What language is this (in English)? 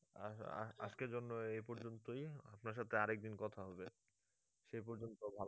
Bangla